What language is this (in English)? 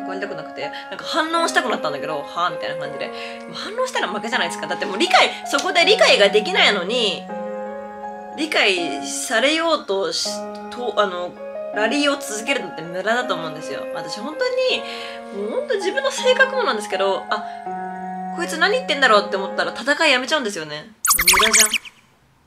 Japanese